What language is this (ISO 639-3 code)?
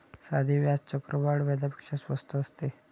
mar